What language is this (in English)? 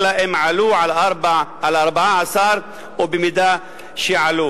Hebrew